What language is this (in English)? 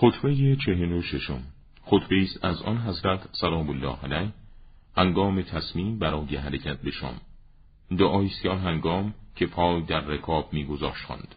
Persian